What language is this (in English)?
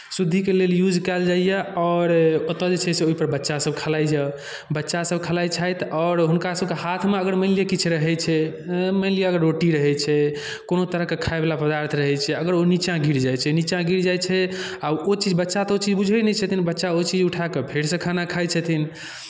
Maithili